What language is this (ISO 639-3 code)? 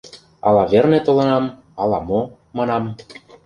chm